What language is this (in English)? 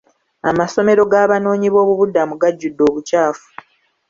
Ganda